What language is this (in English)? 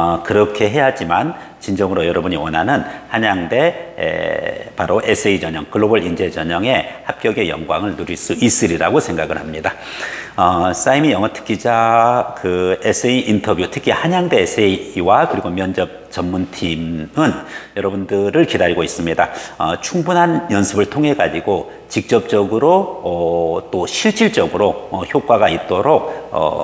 Korean